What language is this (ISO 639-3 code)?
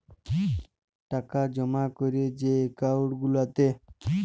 ben